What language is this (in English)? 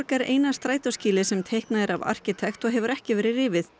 Icelandic